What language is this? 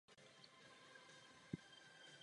Czech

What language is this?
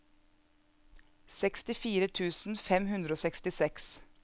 Norwegian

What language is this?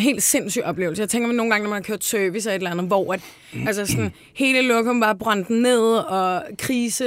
Danish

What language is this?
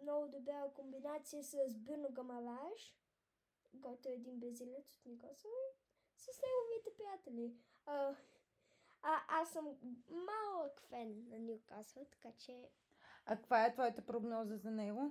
Bulgarian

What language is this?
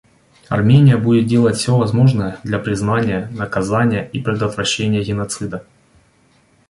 Russian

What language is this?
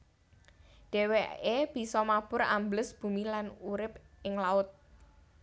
Javanese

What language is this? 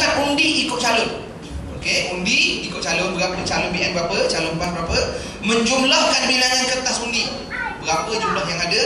Malay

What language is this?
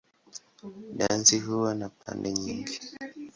Swahili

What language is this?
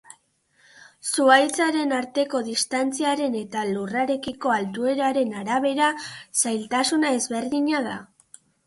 Basque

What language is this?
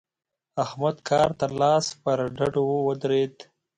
Pashto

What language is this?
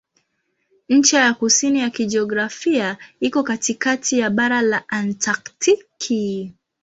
Swahili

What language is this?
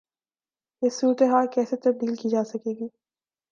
Urdu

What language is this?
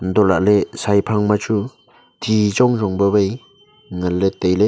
Wancho Naga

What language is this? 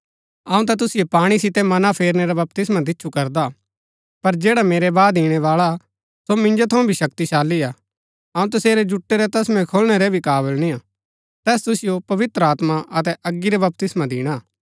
Gaddi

